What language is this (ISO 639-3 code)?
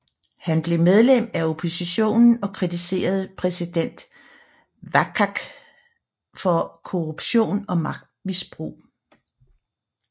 dan